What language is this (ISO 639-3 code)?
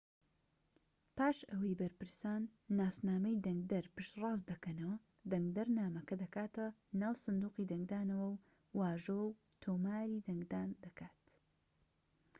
ckb